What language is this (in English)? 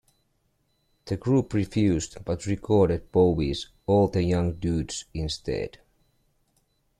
English